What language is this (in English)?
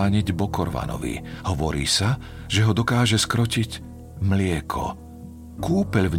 Slovak